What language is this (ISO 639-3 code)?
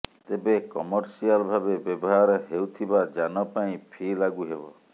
ori